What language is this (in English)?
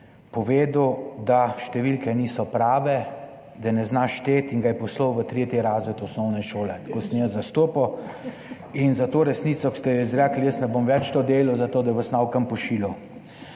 Slovenian